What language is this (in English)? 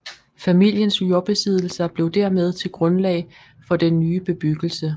Danish